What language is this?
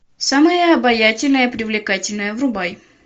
Russian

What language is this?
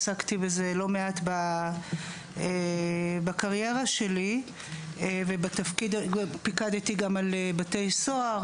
Hebrew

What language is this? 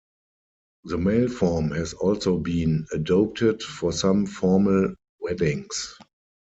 English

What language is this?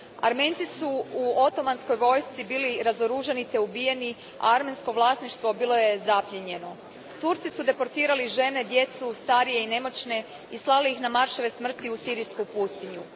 Croatian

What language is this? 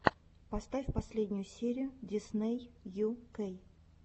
Russian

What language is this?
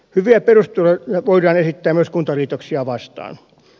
Finnish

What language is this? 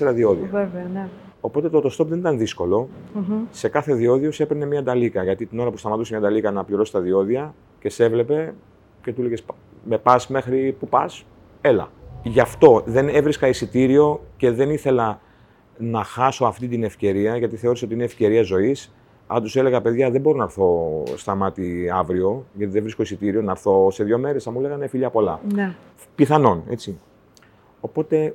Greek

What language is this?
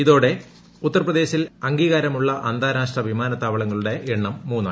Malayalam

